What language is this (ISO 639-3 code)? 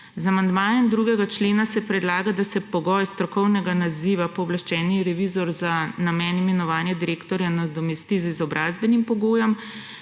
slv